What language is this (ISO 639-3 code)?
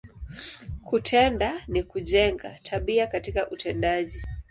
swa